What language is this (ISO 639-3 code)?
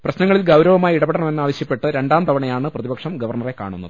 mal